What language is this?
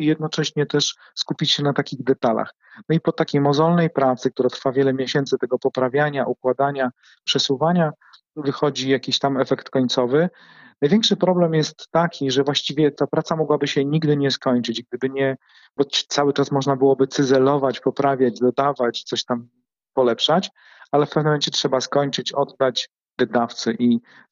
Polish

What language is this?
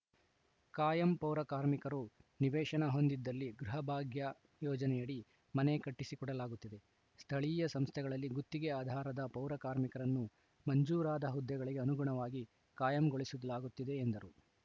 Kannada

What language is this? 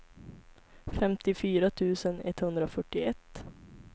Swedish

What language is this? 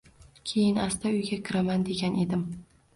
Uzbek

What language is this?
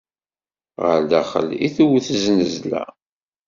Kabyle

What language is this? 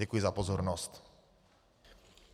Czech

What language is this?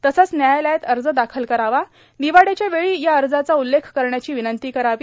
Marathi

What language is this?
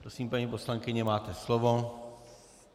Czech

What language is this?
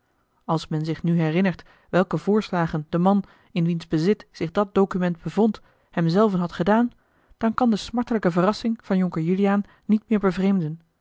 Dutch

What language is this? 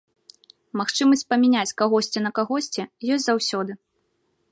Belarusian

